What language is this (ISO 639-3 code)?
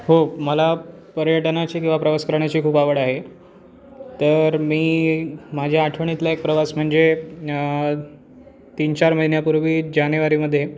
mar